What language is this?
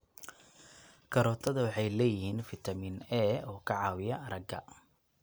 Somali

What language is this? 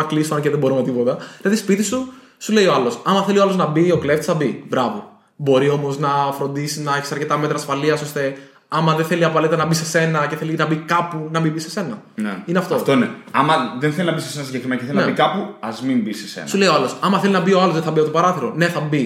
Greek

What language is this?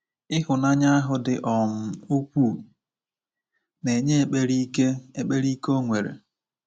Igbo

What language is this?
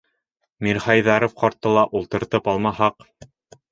Bashkir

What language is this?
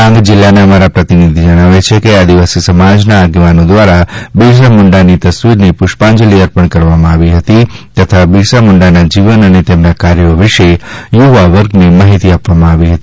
Gujarati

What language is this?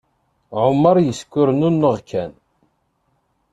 Kabyle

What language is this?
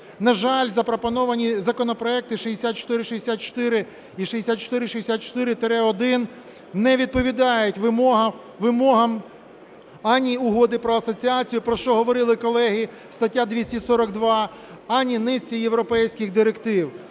Ukrainian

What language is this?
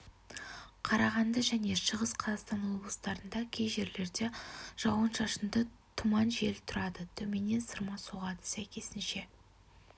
Kazakh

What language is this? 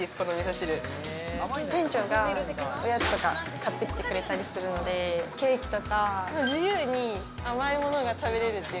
Japanese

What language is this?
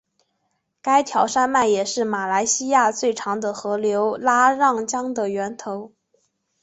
Chinese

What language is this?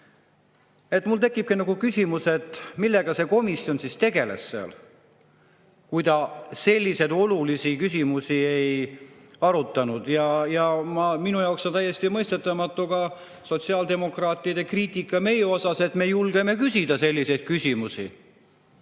Estonian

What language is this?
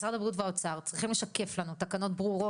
Hebrew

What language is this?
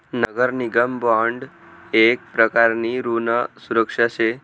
Marathi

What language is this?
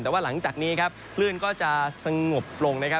Thai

